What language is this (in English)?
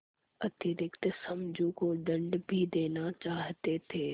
Hindi